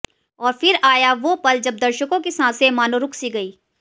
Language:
Hindi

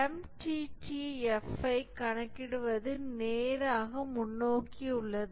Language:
Tamil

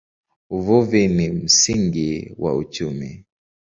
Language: Swahili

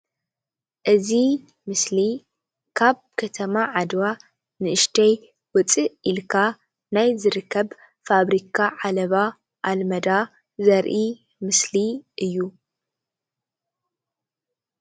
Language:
Tigrinya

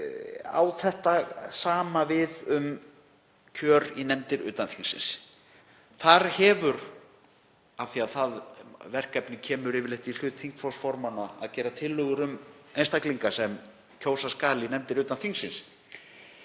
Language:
Icelandic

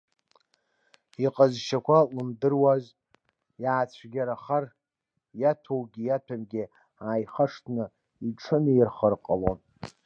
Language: Abkhazian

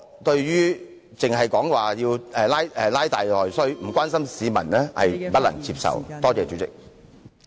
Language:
Cantonese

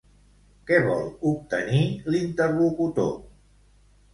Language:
Catalan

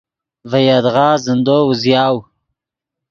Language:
Yidgha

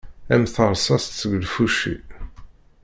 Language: Kabyle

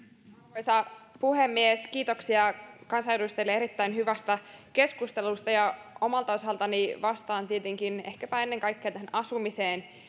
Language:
Finnish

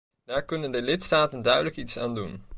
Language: Dutch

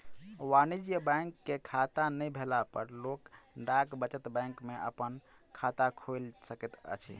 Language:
Maithili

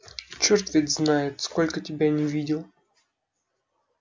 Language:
Russian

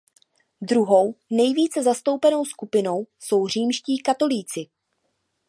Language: Czech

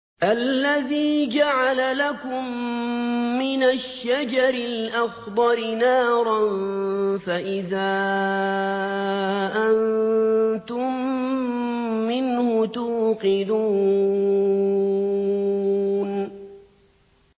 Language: Arabic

